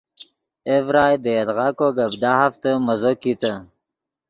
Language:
Yidgha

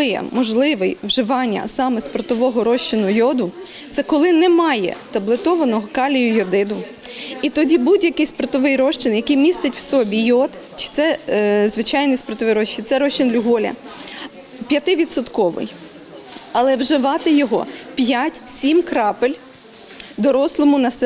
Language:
Ukrainian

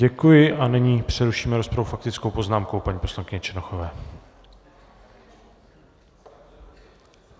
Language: Czech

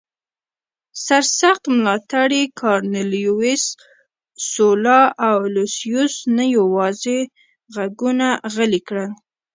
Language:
Pashto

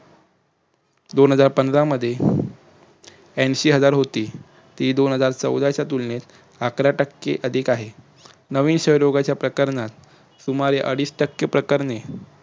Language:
Marathi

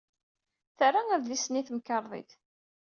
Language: Kabyle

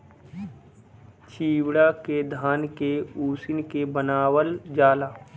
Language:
Bhojpuri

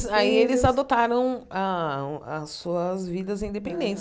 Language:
Portuguese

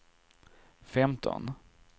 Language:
Swedish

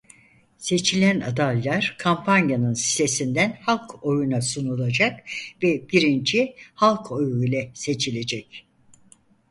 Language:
Turkish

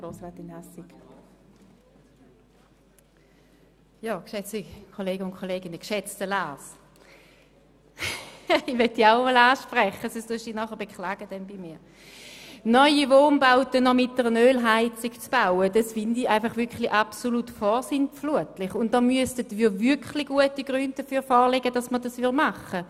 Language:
Swiss German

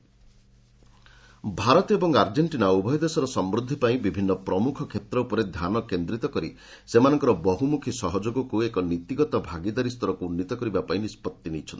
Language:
Odia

